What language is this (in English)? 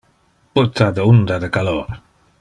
Interlingua